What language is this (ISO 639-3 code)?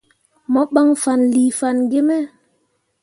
mua